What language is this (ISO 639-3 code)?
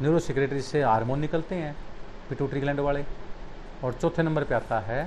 hin